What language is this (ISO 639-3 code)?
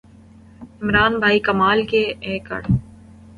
urd